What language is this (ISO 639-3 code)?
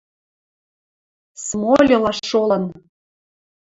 mrj